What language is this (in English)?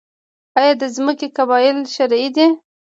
Pashto